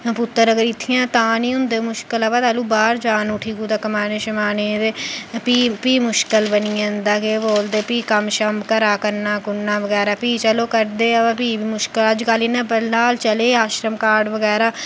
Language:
Dogri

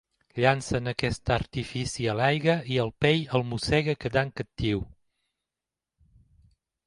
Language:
Catalan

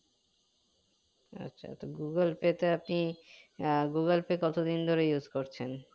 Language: Bangla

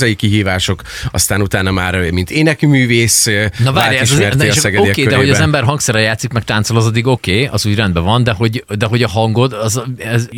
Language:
Hungarian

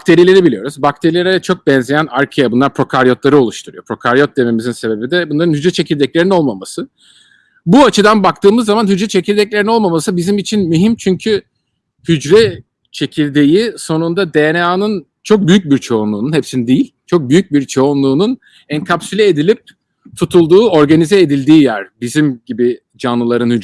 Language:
Turkish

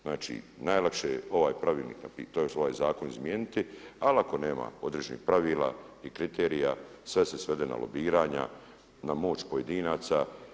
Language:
Croatian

